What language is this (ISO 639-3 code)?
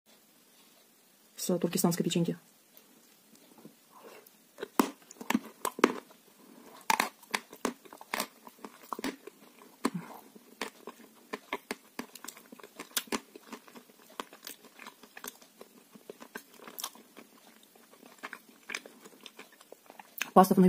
rus